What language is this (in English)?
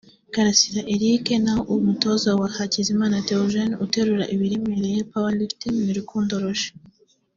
Kinyarwanda